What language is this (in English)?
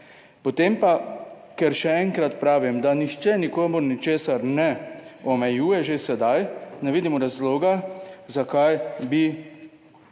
Slovenian